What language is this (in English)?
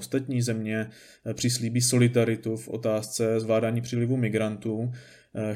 Czech